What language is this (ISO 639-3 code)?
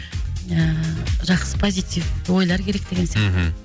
kaz